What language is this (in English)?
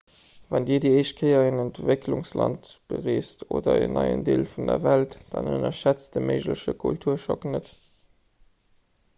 Luxembourgish